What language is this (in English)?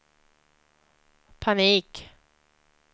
Swedish